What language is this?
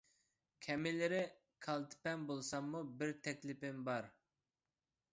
Uyghur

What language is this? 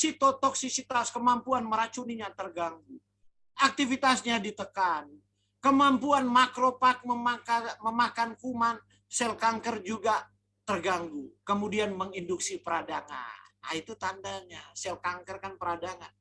Indonesian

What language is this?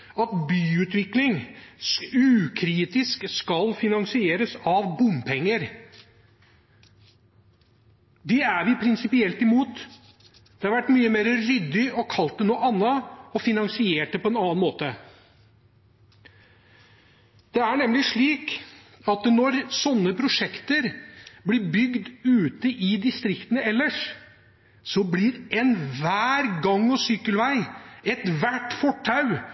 Norwegian Bokmål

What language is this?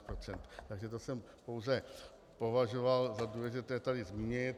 Czech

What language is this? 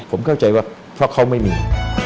Thai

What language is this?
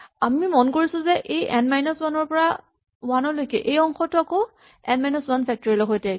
Assamese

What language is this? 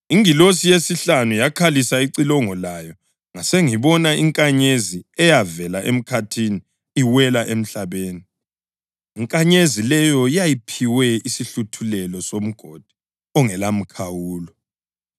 North Ndebele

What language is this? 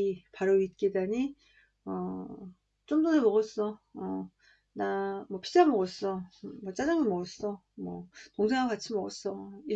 Korean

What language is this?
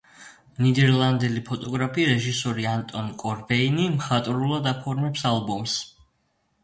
Georgian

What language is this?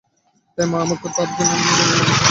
Bangla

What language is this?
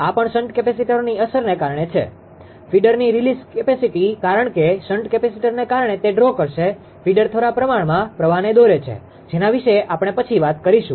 Gujarati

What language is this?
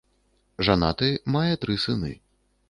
Belarusian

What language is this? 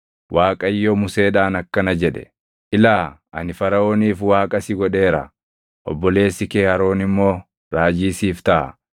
Oromo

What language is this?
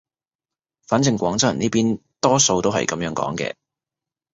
Cantonese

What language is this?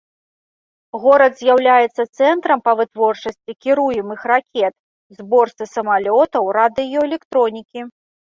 Belarusian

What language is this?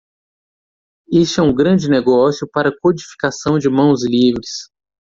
Portuguese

